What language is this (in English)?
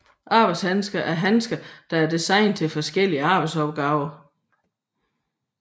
Danish